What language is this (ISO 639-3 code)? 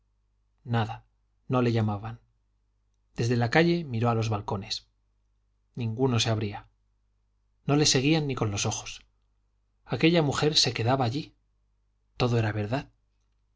spa